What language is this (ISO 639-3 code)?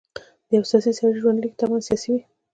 pus